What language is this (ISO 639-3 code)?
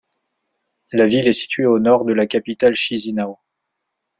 fra